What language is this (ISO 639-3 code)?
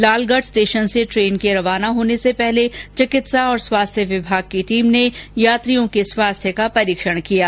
hin